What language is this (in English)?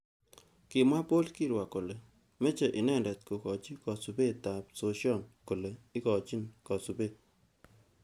Kalenjin